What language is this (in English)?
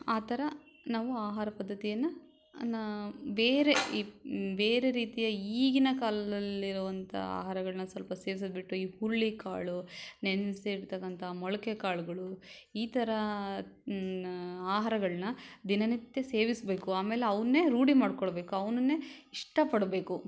Kannada